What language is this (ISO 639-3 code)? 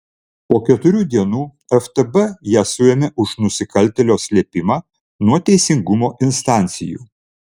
lit